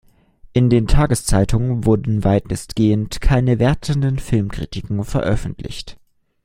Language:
German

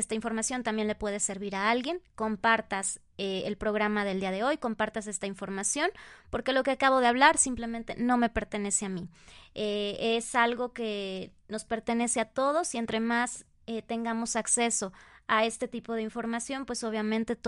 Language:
Spanish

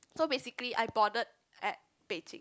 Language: English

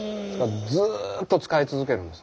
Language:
Japanese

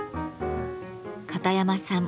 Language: Japanese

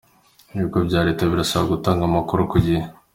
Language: Kinyarwanda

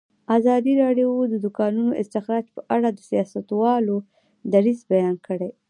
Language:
Pashto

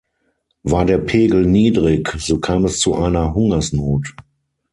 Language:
German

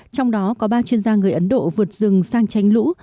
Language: Vietnamese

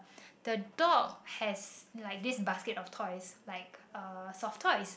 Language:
English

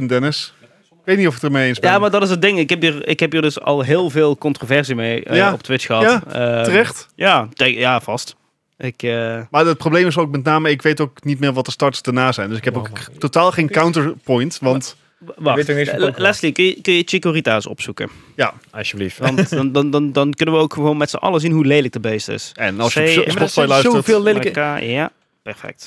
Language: Dutch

